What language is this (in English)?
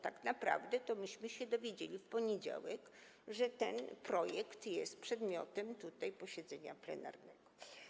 Polish